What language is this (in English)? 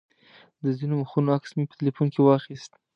Pashto